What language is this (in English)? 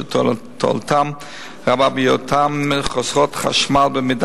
Hebrew